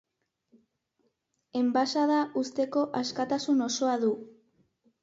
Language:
Basque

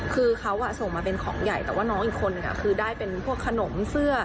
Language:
Thai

